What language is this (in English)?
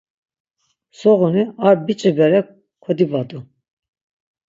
Laz